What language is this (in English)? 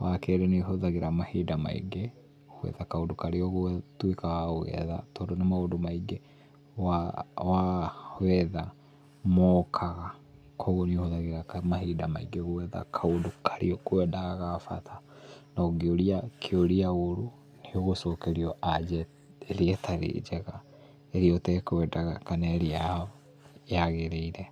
Kikuyu